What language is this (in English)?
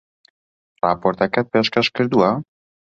Central Kurdish